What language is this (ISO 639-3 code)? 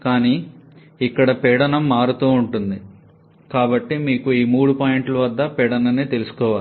tel